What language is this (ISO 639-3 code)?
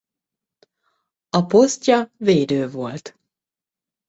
hun